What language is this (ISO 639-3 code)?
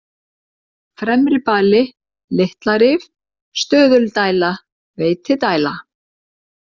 isl